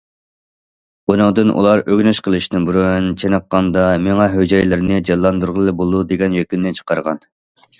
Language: Uyghur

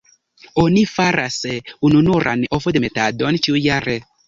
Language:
Esperanto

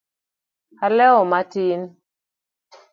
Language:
Luo (Kenya and Tanzania)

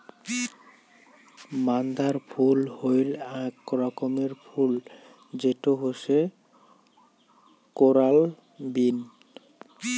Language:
Bangla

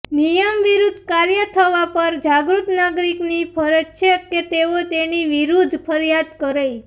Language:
Gujarati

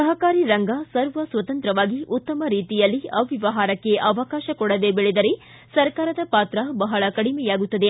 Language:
Kannada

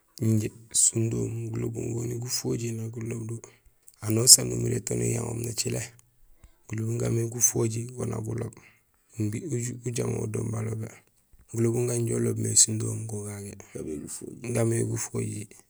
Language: Gusilay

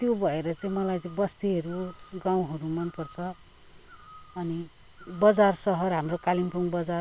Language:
Nepali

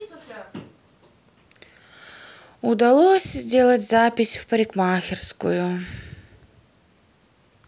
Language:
Russian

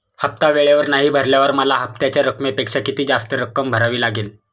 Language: Marathi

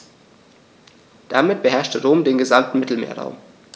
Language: German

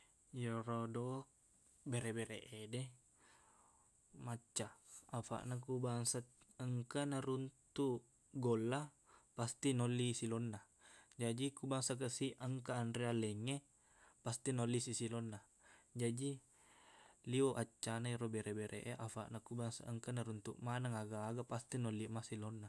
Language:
Buginese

